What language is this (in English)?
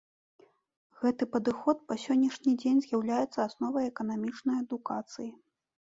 Belarusian